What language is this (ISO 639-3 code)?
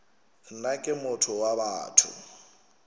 nso